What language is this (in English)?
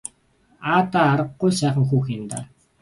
Mongolian